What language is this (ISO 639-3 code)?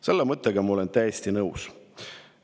est